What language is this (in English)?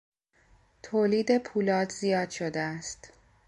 Persian